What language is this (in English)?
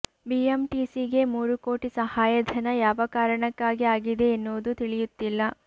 Kannada